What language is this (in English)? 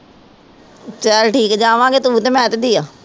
Punjabi